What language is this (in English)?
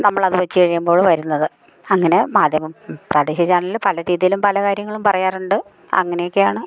Malayalam